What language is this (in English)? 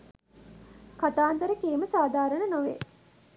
Sinhala